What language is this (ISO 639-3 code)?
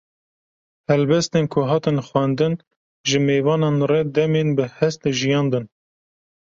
kur